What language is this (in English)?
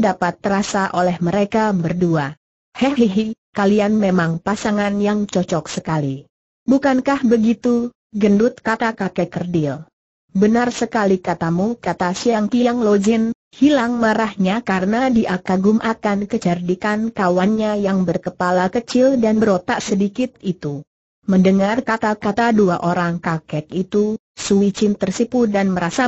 Indonesian